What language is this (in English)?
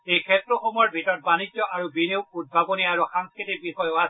Assamese